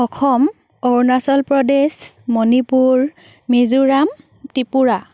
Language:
Assamese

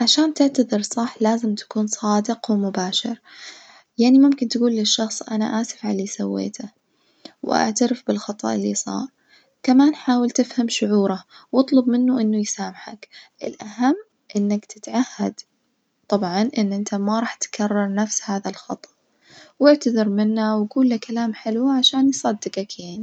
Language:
Najdi Arabic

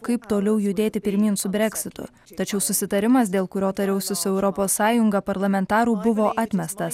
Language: Lithuanian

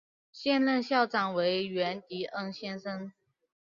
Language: Chinese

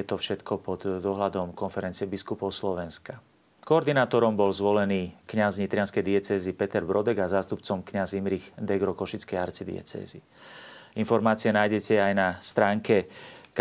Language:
Slovak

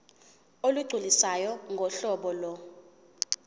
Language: Zulu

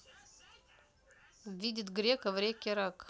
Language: Russian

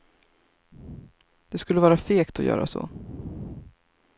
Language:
Swedish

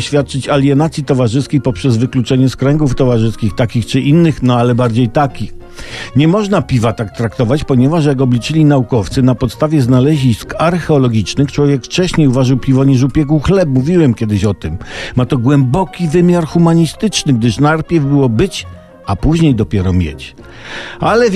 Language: Polish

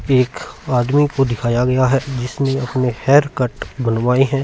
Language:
Hindi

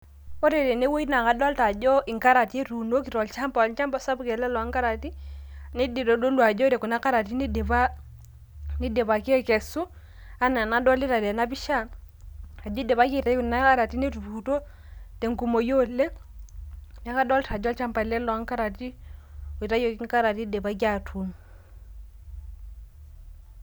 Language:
Masai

